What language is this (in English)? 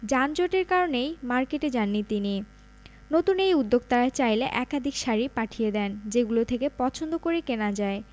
Bangla